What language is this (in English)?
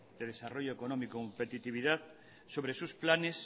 Spanish